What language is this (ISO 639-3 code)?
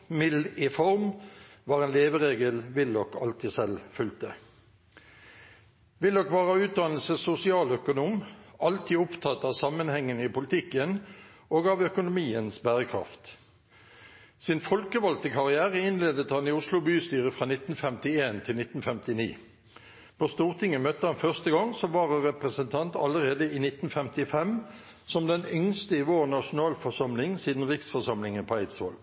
nob